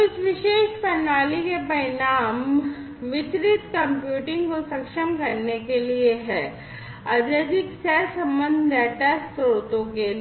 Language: Hindi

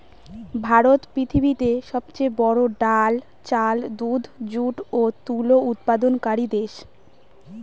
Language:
Bangla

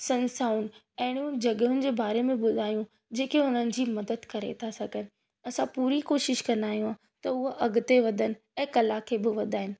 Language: Sindhi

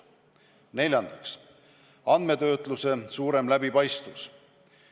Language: Estonian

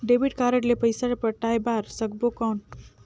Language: Chhattisgarhi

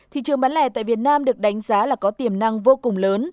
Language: Vietnamese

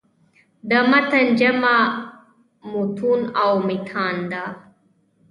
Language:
Pashto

